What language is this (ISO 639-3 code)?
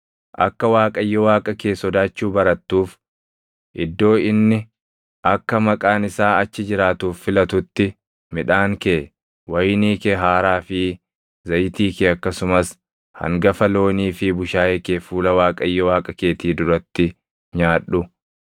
orm